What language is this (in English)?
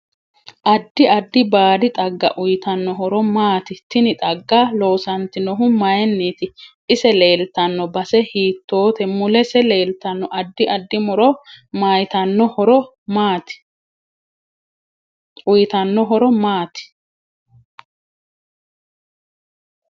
Sidamo